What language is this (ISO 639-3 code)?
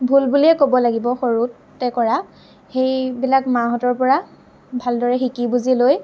asm